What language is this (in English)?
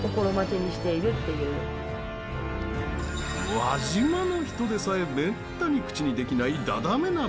Japanese